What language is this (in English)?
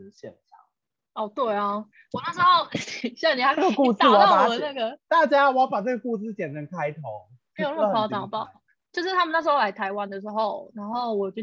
Chinese